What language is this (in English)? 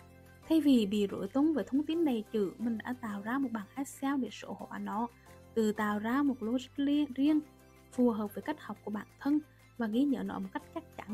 Vietnamese